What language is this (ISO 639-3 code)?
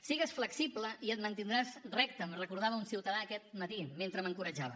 cat